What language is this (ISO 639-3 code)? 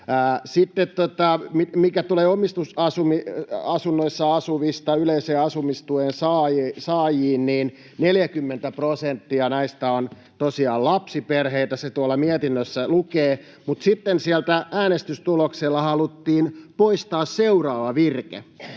fin